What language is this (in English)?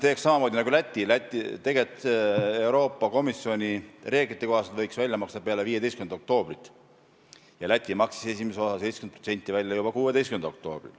Estonian